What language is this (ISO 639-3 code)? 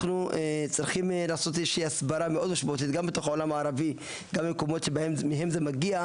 heb